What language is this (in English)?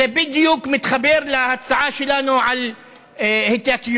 Hebrew